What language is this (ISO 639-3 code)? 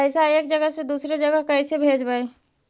mag